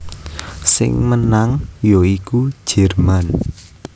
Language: Javanese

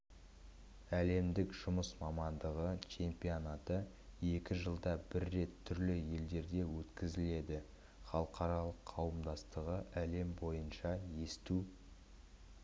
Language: Kazakh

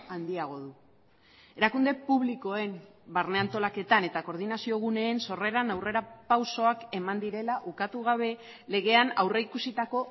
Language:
Basque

